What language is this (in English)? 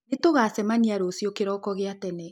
Kikuyu